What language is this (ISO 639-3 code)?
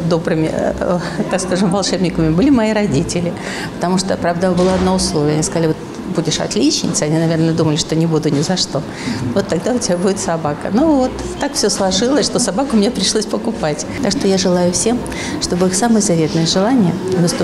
rus